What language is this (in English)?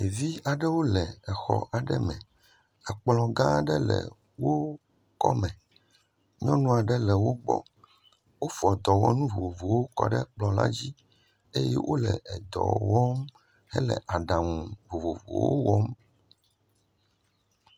Ewe